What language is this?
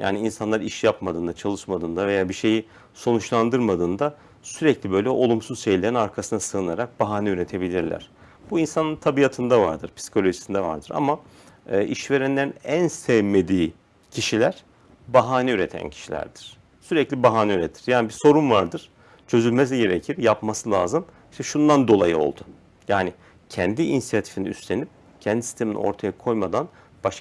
Turkish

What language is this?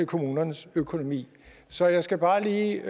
Danish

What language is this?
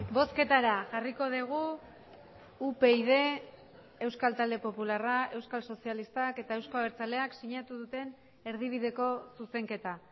Basque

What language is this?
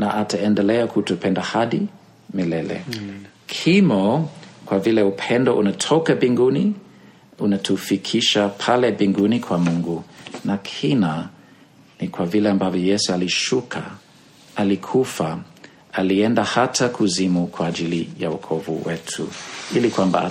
Swahili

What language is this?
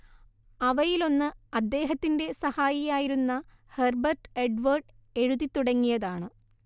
Malayalam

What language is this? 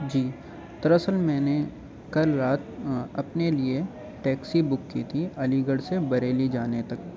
Urdu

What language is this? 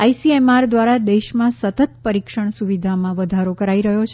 Gujarati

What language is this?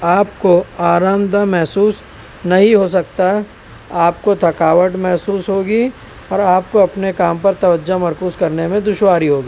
Urdu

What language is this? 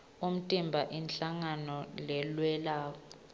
Swati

